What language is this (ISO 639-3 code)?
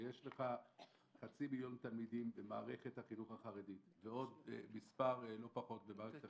heb